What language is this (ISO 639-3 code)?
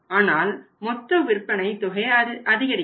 tam